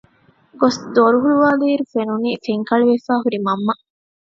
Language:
Divehi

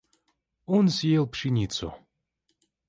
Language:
Russian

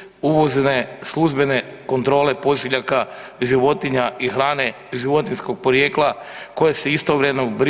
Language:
Croatian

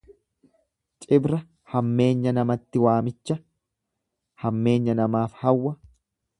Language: Oromo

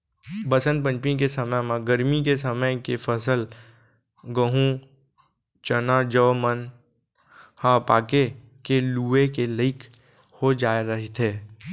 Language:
Chhattisgarhi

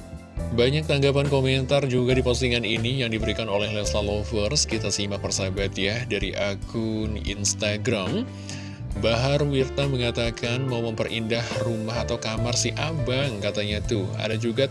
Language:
Indonesian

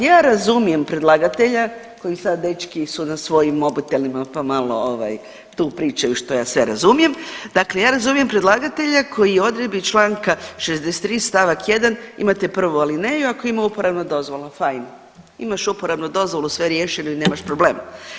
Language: Croatian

